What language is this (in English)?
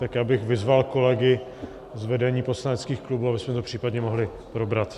Czech